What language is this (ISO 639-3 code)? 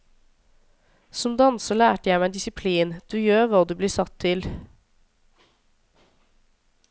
nor